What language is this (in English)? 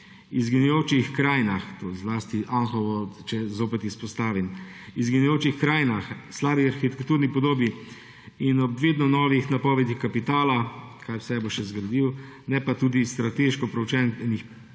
Slovenian